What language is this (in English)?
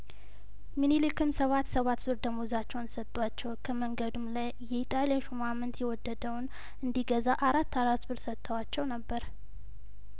Amharic